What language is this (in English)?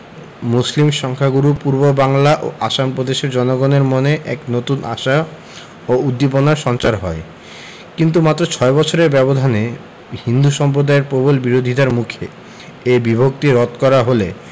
Bangla